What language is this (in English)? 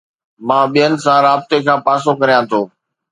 Sindhi